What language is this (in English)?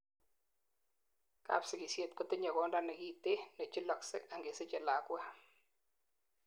Kalenjin